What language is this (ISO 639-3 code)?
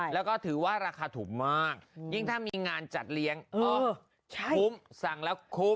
tha